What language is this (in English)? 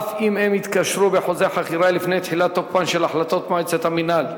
Hebrew